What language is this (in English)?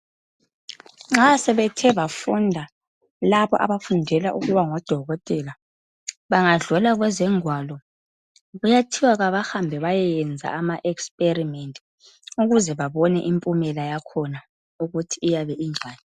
North Ndebele